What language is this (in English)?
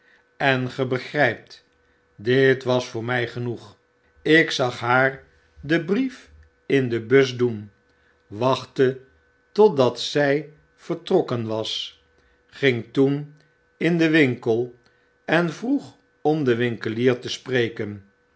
Dutch